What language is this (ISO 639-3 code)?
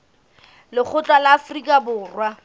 sot